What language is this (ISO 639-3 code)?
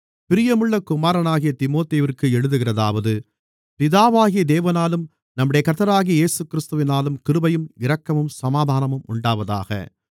tam